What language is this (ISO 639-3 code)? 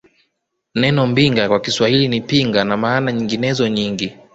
swa